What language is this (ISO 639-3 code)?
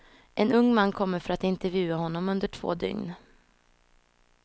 swe